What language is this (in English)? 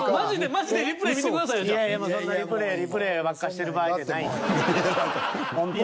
Japanese